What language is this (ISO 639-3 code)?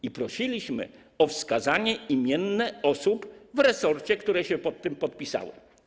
pol